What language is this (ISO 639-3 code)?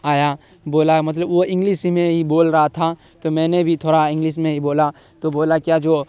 urd